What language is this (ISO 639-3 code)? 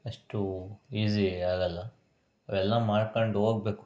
kan